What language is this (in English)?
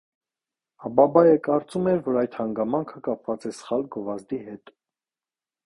Armenian